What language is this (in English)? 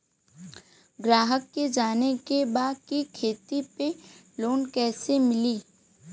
Bhojpuri